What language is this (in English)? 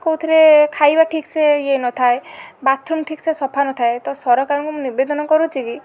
Odia